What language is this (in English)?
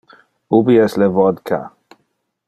Interlingua